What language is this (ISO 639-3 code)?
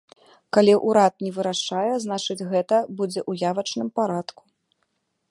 bel